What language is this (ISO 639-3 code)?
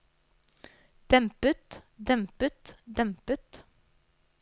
nor